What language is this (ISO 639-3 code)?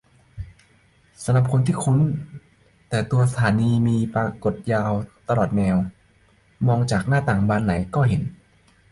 tha